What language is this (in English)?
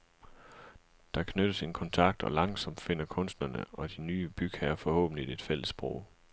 Danish